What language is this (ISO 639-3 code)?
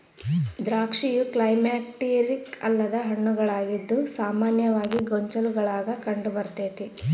kan